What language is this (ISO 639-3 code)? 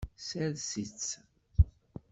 kab